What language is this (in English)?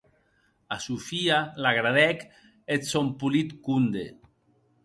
Occitan